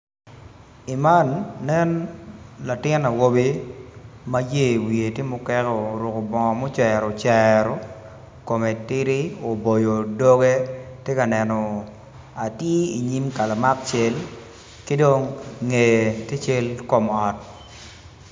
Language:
Acoli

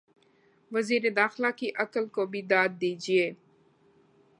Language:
Urdu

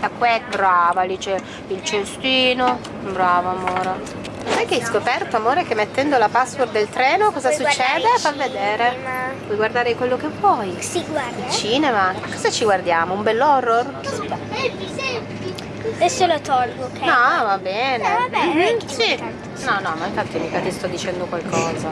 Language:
Italian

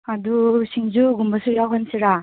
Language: Manipuri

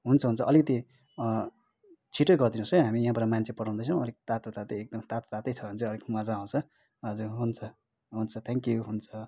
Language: Nepali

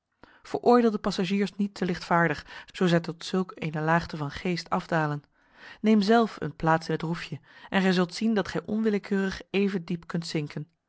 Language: Dutch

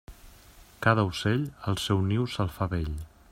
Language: Catalan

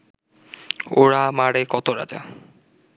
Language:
Bangla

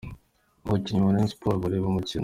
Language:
Kinyarwanda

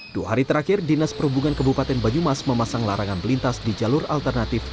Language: Indonesian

